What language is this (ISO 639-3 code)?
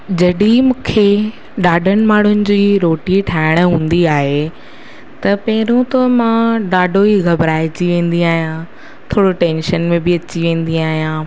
snd